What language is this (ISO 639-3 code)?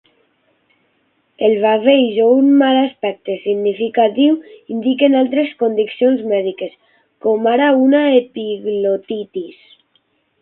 cat